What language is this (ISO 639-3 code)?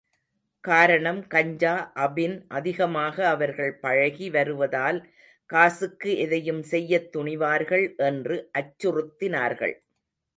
tam